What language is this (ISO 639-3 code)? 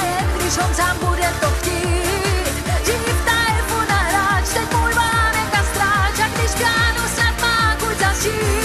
heb